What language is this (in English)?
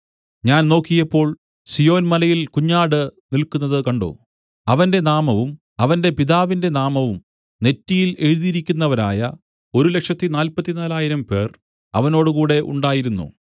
Malayalam